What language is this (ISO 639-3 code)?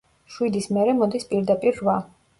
kat